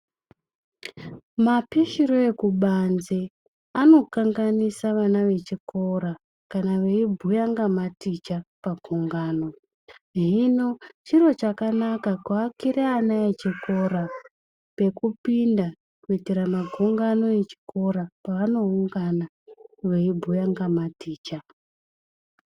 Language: Ndau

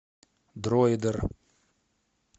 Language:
Russian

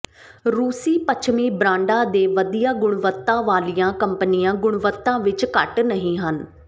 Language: Punjabi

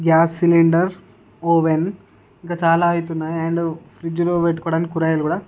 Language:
Telugu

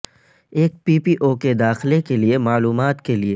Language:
Urdu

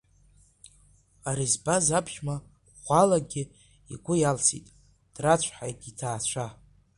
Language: Abkhazian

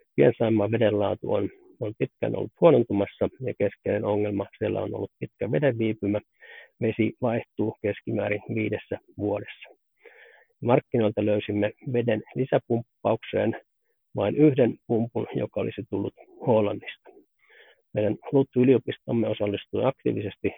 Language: Finnish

